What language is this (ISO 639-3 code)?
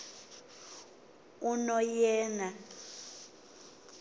xho